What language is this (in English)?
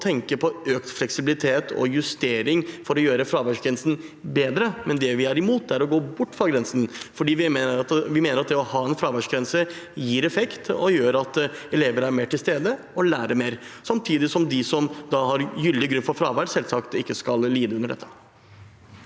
Norwegian